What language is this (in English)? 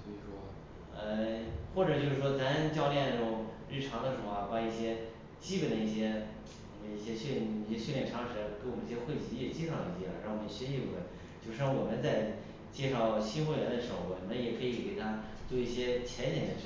Chinese